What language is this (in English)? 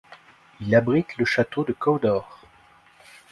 French